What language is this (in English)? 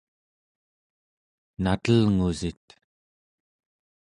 Central Yupik